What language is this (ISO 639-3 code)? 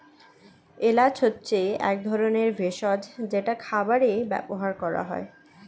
ben